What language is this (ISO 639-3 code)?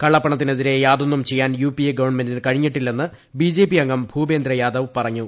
mal